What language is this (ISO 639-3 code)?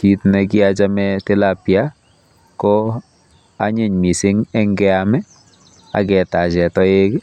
kln